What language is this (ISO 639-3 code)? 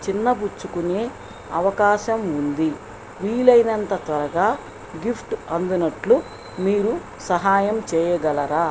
tel